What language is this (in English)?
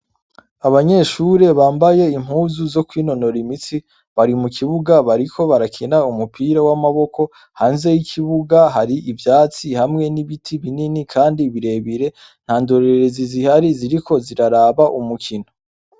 Rundi